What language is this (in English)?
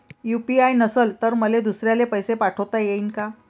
Marathi